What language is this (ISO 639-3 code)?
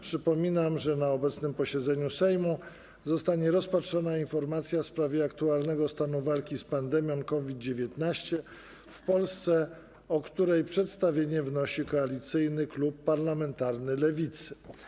pol